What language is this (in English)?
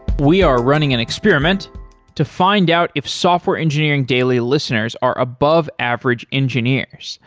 English